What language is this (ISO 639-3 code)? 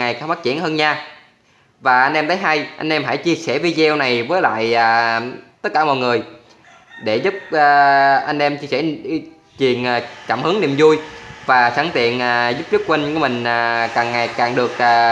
vie